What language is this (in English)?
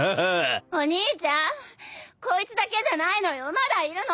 Japanese